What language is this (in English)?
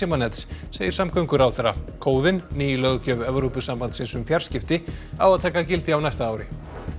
Icelandic